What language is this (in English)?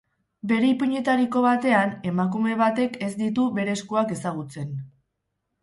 Basque